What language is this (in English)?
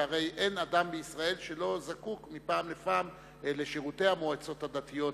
Hebrew